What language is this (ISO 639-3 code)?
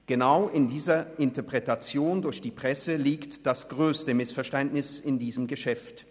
gsw